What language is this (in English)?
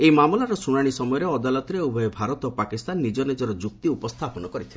Odia